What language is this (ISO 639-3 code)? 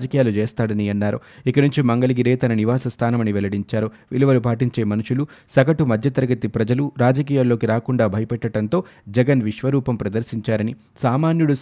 tel